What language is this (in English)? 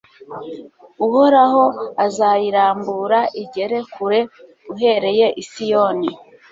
Kinyarwanda